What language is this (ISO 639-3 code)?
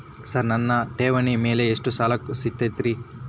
kan